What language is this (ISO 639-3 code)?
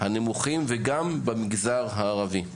heb